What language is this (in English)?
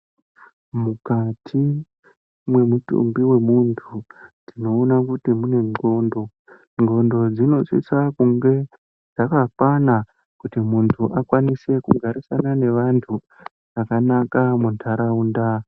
Ndau